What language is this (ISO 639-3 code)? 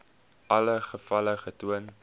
afr